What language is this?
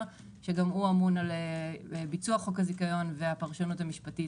Hebrew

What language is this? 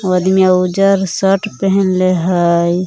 Magahi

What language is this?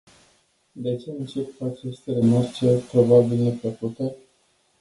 Romanian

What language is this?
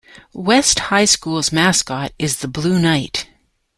English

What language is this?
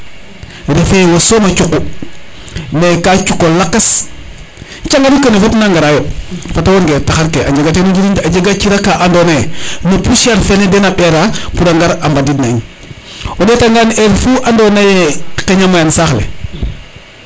Serer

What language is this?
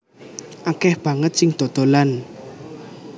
Javanese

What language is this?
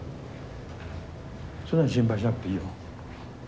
Japanese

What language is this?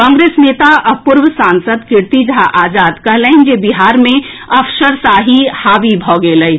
Maithili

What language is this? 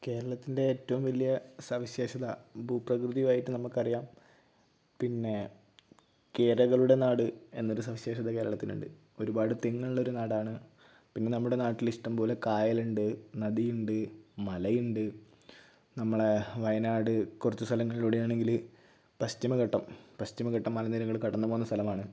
Malayalam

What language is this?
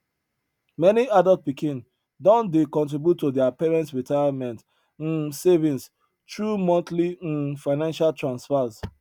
Nigerian Pidgin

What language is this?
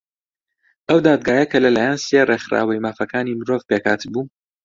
Central Kurdish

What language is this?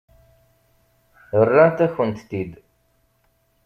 Kabyle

